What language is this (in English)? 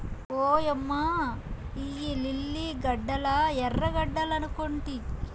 Telugu